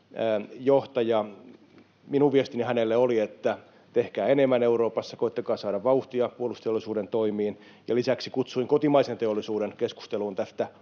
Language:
Finnish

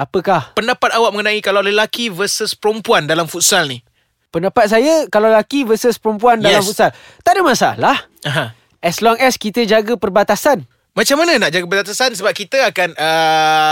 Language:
Malay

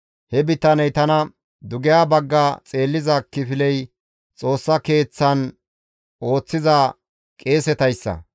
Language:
Gamo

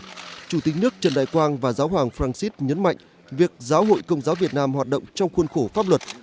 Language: Vietnamese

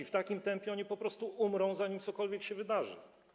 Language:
Polish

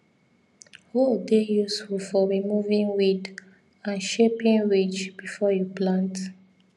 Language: Nigerian Pidgin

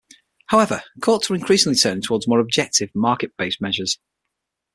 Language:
English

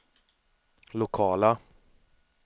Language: Swedish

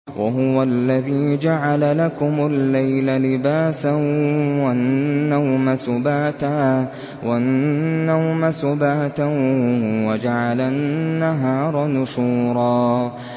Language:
Arabic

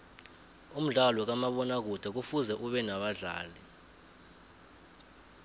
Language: South Ndebele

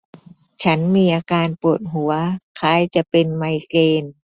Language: Thai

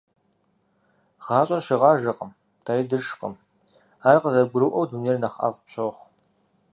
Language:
Kabardian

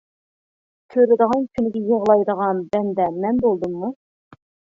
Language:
Uyghur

